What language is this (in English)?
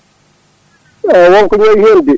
Fula